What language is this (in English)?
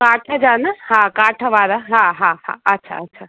Sindhi